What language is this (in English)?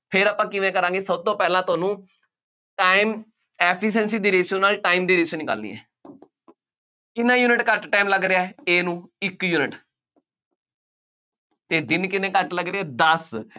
Punjabi